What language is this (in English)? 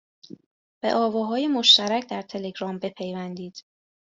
Persian